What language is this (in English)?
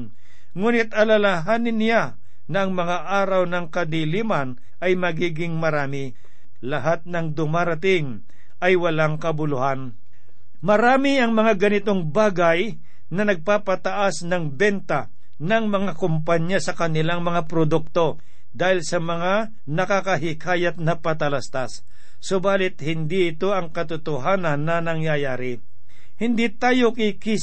Filipino